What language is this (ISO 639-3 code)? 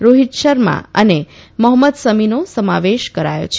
guj